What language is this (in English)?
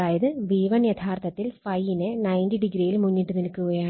Malayalam